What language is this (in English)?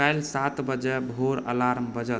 Maithili